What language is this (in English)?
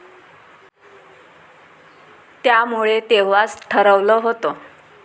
Marathi